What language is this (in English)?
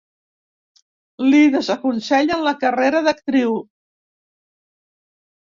Catalan